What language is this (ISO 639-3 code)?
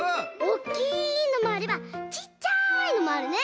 jpn